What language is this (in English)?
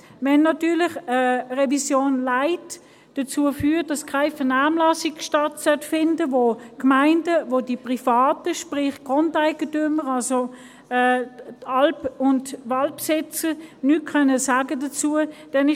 Swiss German